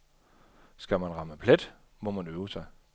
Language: Danish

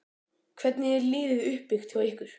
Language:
Icelandic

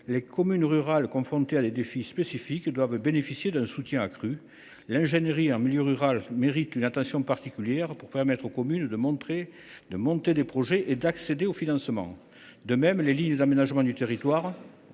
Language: French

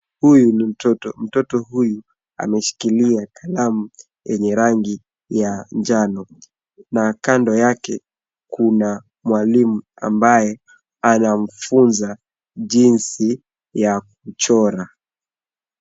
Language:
Swahili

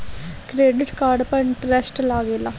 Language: Bhojpuri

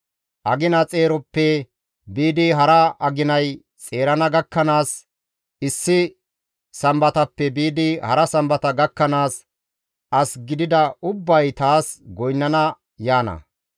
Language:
Gamo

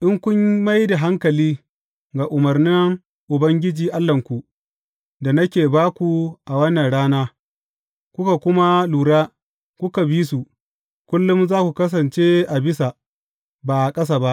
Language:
Hausa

